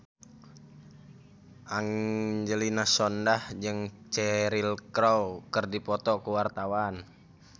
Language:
Sundanese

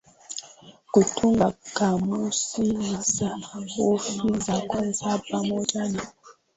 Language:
Swahili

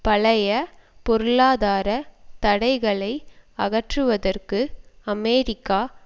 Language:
Tamil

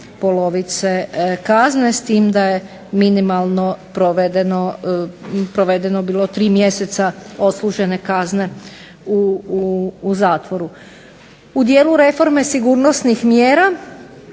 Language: Croatian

